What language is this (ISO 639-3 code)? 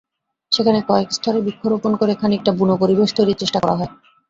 ben